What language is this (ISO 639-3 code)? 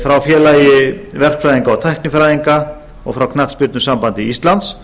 isl